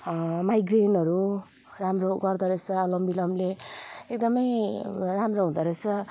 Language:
Nepali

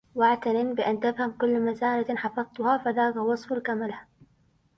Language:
Arabic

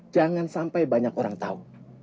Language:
Indonesian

